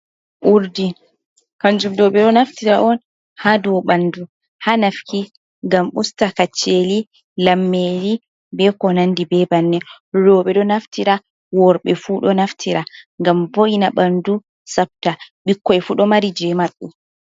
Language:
Fula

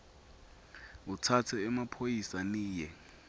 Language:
Swati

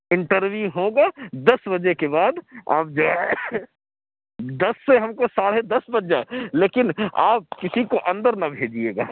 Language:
Urdu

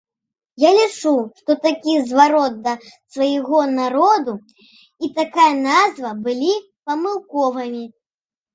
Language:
Belarusian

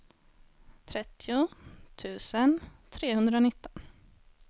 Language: Swedish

